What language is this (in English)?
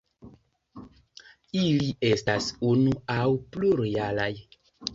Esperanto